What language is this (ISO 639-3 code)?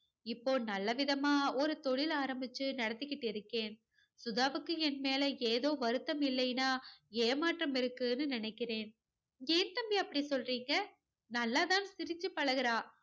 tam